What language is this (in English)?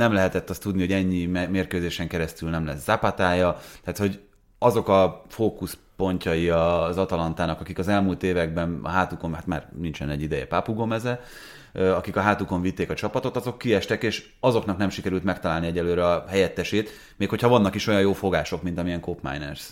Hungarian